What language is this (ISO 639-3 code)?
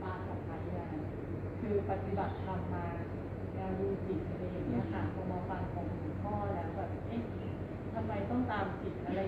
tha